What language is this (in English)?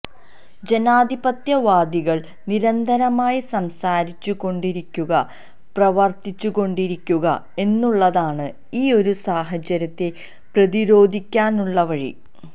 Malayalam